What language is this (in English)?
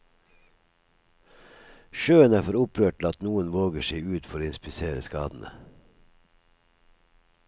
Norwegian